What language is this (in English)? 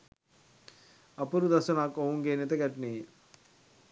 Sinhala